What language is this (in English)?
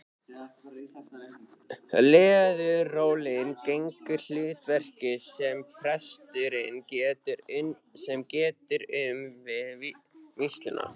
Icelandic